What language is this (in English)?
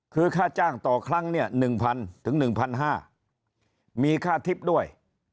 Thai